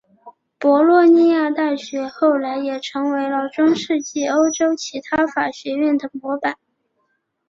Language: Chinese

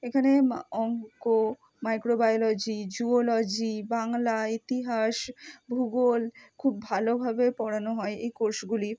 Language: Bangla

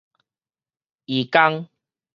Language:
Min Nan Chinese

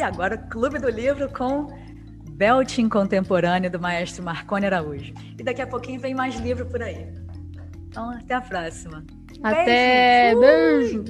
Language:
Portuguese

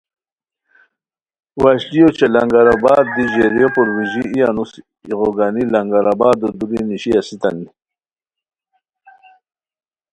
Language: Khowar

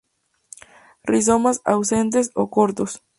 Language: Spanish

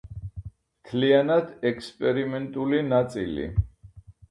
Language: Georgian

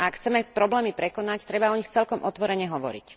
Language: Slovak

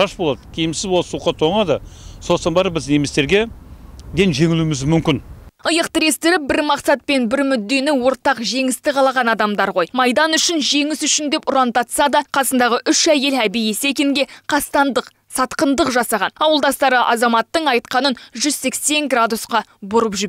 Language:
Russian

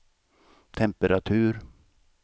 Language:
Swedish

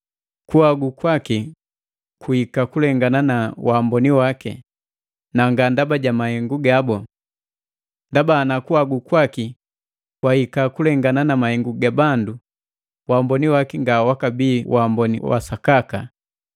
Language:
Matengo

